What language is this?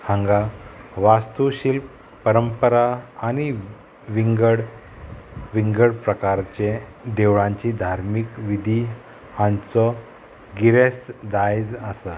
Konkani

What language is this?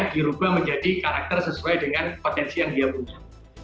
Indonesian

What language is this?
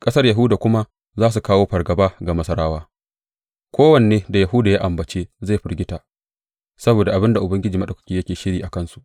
Hausa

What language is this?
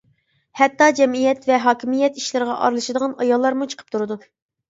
Uyghur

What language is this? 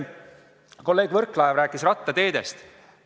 Estonian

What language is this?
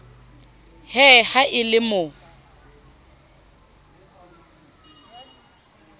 Southern Sotho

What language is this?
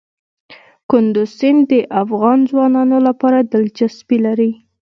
Pashto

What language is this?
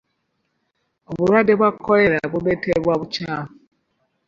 Ganda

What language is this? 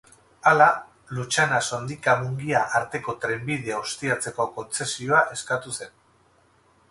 Basque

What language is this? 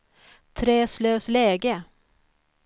Swedish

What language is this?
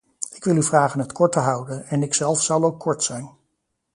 Dutch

